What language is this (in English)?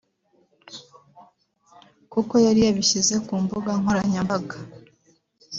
Kinyarwanda